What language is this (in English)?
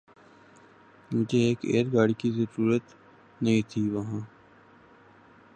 Urdu